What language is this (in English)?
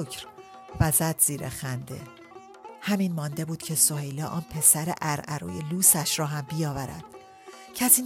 Persian